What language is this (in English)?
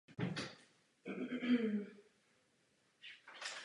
Czech